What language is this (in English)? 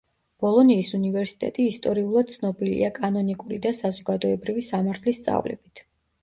Georgian